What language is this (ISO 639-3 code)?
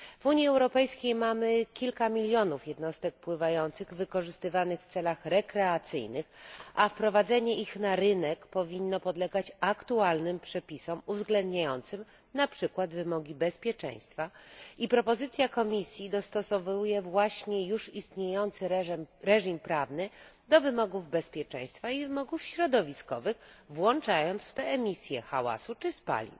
pol